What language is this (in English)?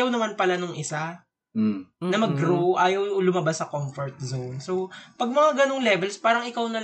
Filipino